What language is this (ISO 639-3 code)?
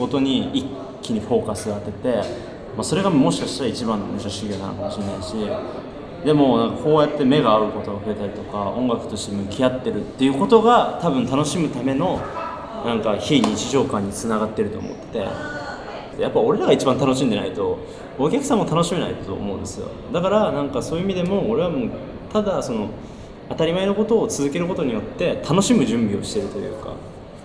jpn